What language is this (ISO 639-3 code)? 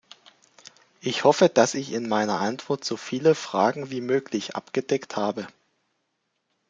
deu